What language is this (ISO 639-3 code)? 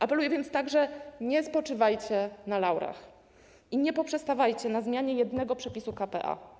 pol